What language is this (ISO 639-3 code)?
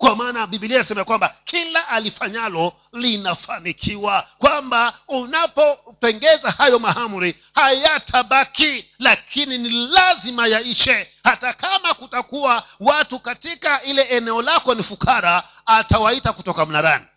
swa